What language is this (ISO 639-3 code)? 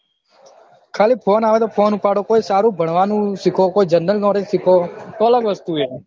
guj